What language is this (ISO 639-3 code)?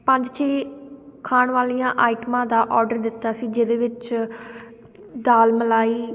pan